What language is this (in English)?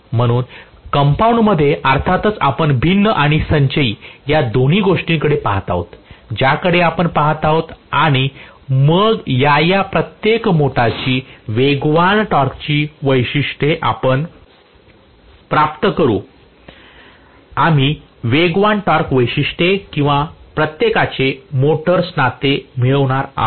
Marathi